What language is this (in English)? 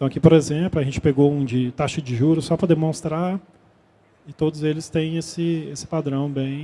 Portuguese